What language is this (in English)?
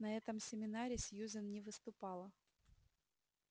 Russian